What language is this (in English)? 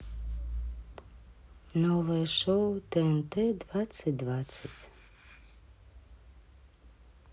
Russian